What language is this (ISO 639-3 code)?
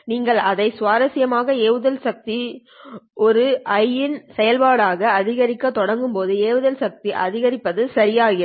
tam